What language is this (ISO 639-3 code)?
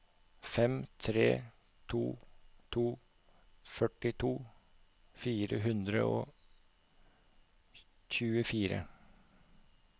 nor